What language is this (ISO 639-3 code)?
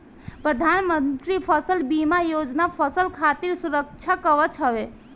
bho